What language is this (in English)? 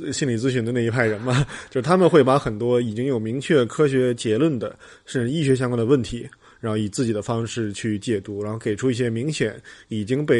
Chinese